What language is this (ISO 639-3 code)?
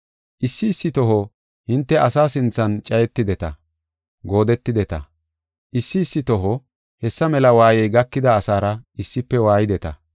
gof